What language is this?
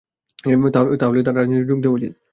Bangla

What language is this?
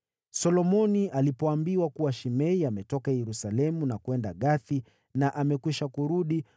Swahili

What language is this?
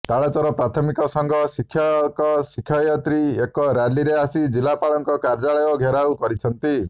Odia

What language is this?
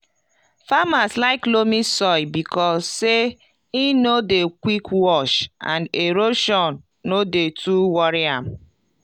Nigerian Pidgin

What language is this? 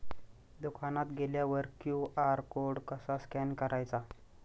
Marathi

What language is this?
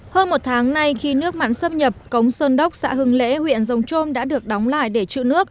Vietnamese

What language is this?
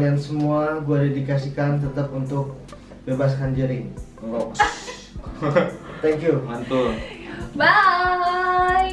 Indonesian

